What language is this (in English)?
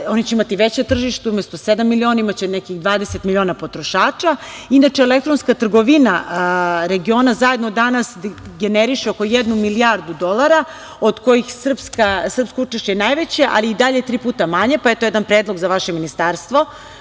Serbian